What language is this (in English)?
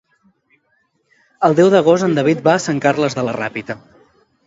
Catalan